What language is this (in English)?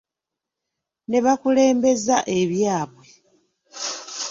Ganda